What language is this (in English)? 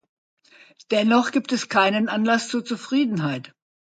German